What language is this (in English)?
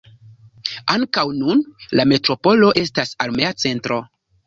Esperanto